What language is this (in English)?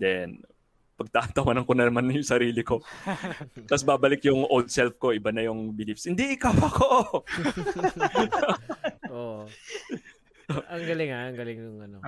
Filipino